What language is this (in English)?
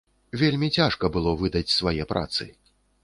Belarusian